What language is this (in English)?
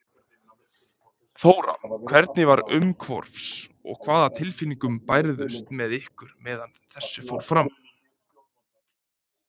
Icelandic